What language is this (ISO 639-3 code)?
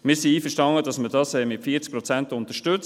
gsw